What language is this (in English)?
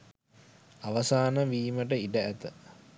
Sinhala